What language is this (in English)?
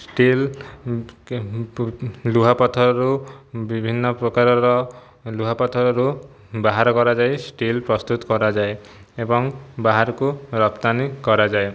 Odia